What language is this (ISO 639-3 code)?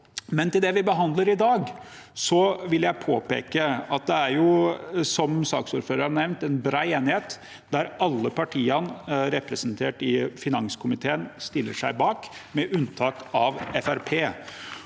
nor